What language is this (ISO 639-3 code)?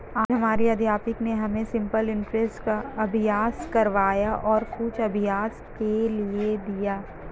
hin